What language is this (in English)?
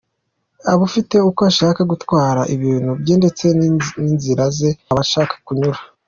Kinyarwanda